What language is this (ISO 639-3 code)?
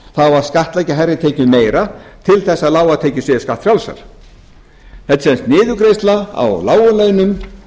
isl